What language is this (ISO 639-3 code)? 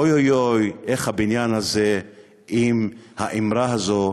heb